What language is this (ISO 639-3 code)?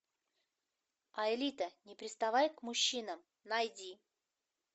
rus